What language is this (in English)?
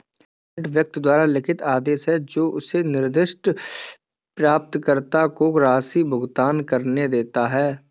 Hindi